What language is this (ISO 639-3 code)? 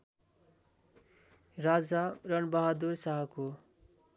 nep